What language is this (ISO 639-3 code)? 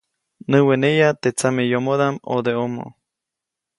zoc